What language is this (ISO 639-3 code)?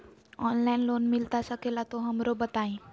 mag